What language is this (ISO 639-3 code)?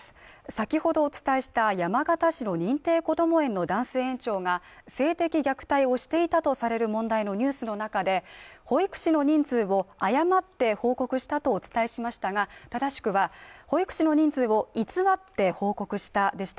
jpn